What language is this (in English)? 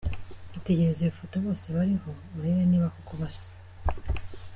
Kinyarwanda